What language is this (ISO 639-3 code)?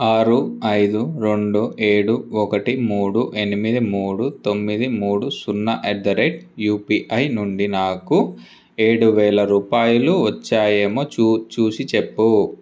tel